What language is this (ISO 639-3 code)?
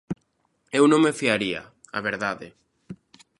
glg